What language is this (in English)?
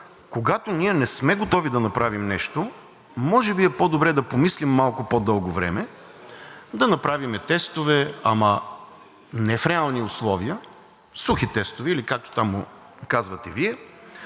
Bulgarian